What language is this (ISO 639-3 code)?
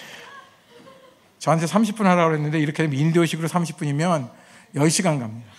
kor